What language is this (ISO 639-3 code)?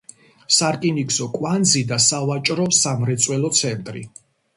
kat